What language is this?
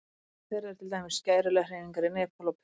Icelandic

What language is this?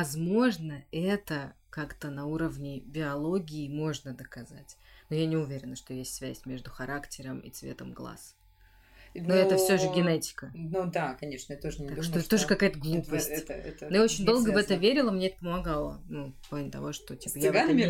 Russian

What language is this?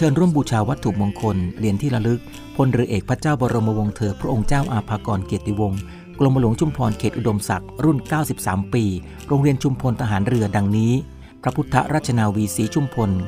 Thai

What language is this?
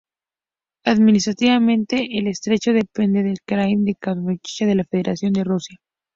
Spanish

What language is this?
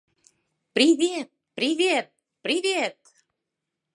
Mari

